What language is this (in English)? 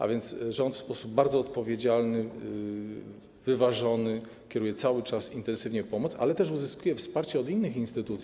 Polish